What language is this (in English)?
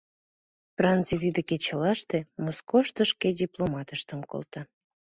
Mari